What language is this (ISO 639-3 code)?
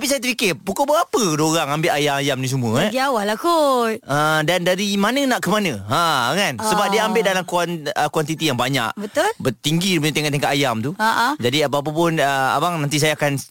msa